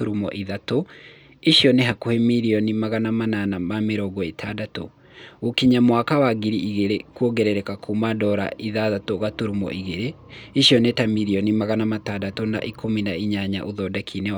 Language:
Kikuyu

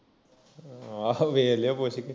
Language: Punjabi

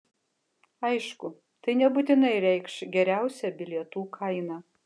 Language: Lithuanian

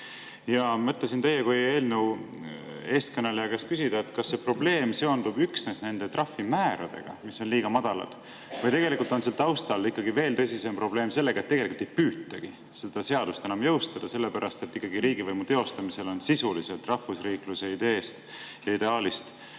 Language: Estonian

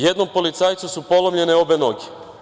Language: Serbian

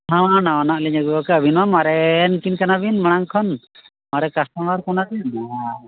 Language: Santali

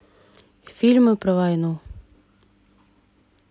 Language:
Russian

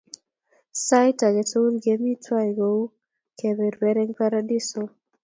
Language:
Kalenjin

